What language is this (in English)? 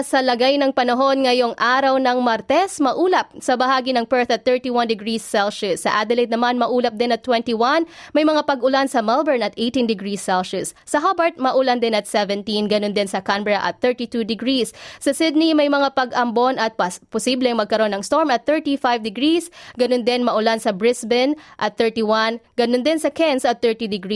Filipino